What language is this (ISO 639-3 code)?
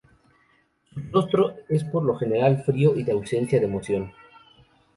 spa